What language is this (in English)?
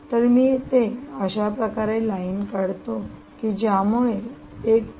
Marathi